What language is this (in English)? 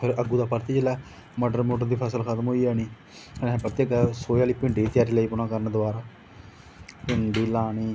Dogri